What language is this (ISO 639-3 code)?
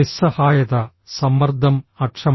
mal